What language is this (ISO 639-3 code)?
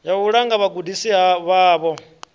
ven